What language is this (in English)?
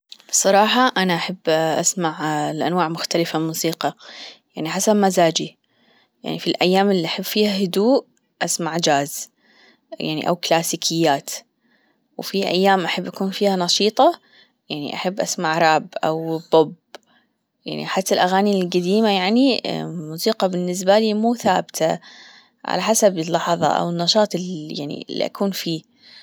Gulf Arabic